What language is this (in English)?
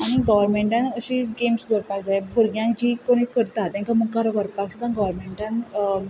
Konkani